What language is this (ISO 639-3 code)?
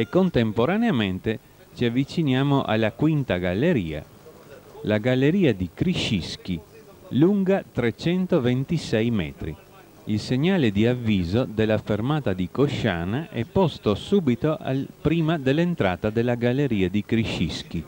ita